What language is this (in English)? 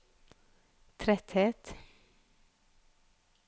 Norwegian